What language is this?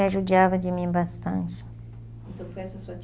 Portuguese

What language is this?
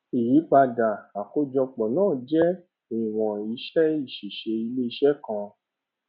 Yoruba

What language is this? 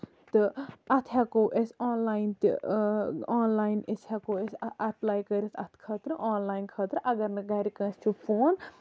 Kashmiri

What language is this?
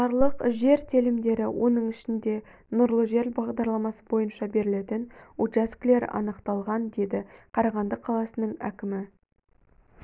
Kazakh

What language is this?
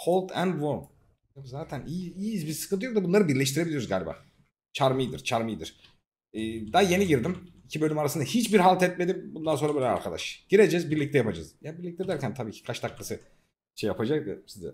Turkish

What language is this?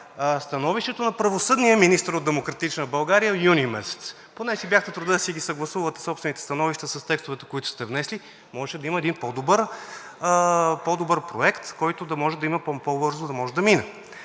Bulgarian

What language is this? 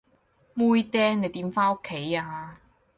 Cantonese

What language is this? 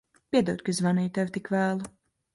Latvian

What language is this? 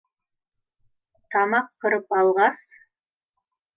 Bashkir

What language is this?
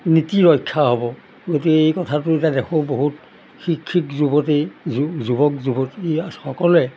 Assamese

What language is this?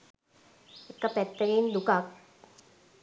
Sinhala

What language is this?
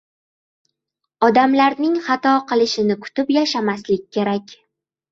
Uzbek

